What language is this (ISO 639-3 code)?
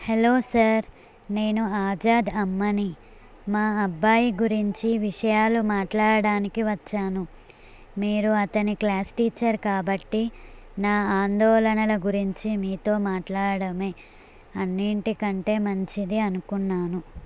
tel